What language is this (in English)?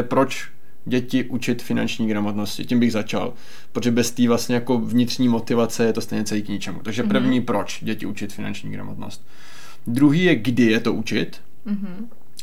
Czech